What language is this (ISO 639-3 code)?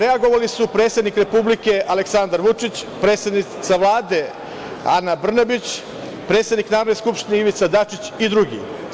srp